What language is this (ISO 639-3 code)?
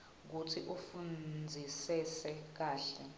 ssw